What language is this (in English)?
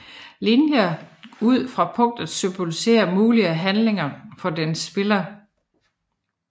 Danish